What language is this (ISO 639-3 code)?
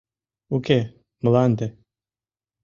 chm